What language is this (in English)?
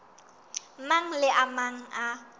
Southern Sotho